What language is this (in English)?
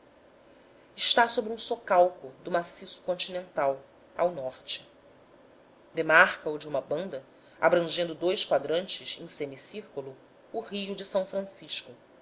Portuguese